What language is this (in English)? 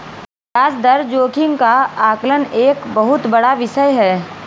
Hindi